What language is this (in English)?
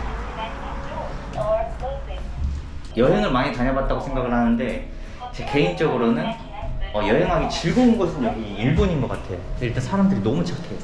Korean